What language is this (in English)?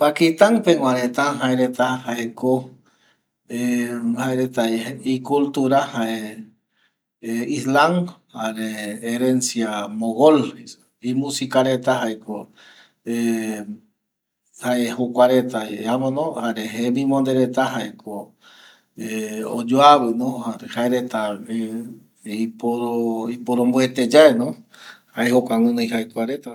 Eastern Bolivian Guaraní